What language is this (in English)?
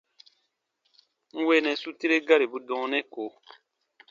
Baatonum